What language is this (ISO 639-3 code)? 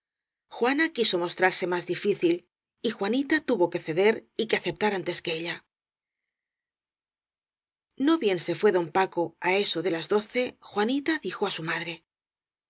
spa